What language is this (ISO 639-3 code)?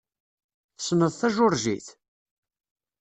kab